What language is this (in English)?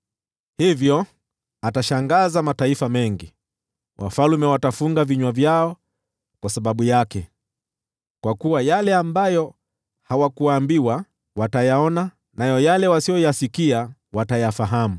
Swahili